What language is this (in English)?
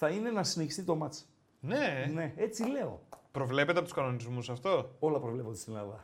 Greek